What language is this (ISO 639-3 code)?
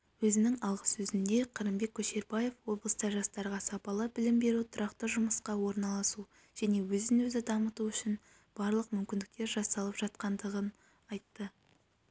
kaz